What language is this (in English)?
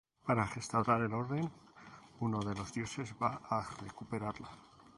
Spanish